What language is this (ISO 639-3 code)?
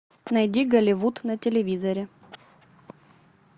rus